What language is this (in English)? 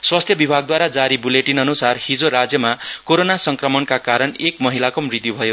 Nepali